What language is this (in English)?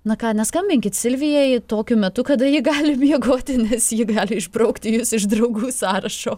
Lithuanian